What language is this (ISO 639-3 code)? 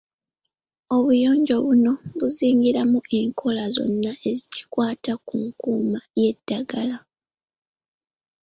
lug